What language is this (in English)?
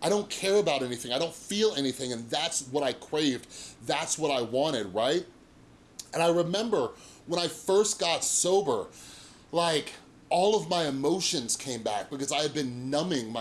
English